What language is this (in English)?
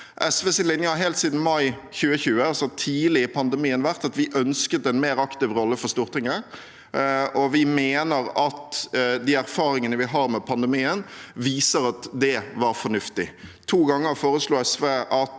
Norwegian